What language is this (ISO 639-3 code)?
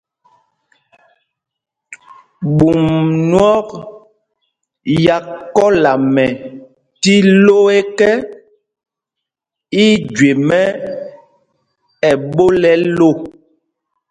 mgg